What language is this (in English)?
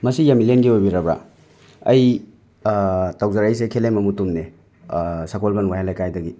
Manipuri